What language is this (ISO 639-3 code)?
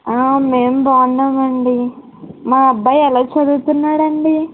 tel